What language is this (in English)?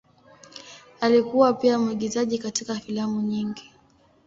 Swahili